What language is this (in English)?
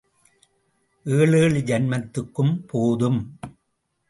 Tamil